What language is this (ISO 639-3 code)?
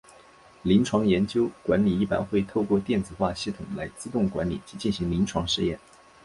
zho